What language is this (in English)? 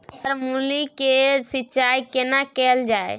Maithili